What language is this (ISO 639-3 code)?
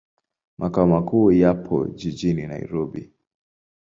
swa